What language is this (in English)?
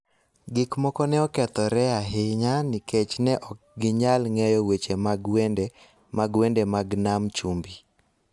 Luo (Kenya and Tanzania)